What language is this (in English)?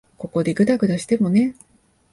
Japanese